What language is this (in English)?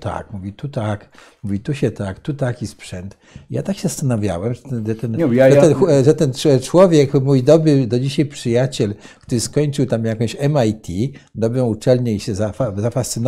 Polish